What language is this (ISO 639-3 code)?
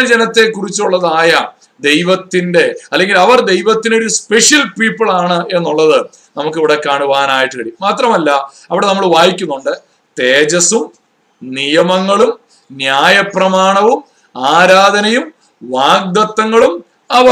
mal